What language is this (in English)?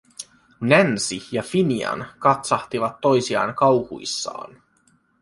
Finnish